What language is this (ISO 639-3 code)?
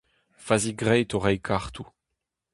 bre